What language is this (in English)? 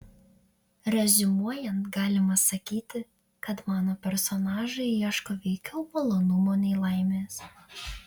Lithuanian